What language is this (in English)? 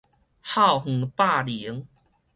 Min Nan Chinese